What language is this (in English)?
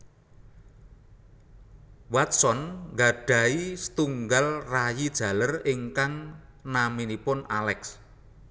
Javanese